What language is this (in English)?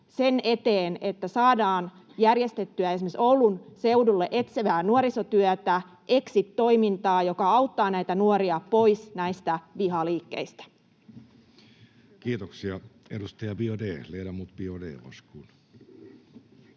Finnish